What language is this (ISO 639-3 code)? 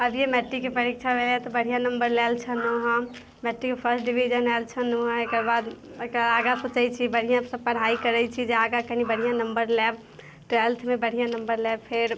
mai